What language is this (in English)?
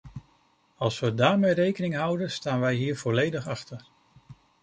Dutch